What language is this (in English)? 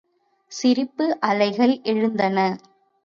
Tamil